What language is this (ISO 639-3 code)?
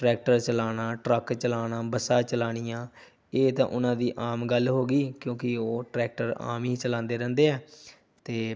pan